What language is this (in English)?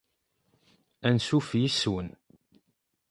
Kabyle